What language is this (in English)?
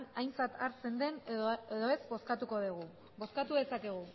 Basque